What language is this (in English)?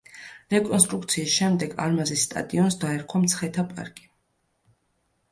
Georgian